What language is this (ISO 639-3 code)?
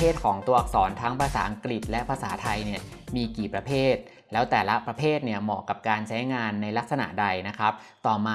tha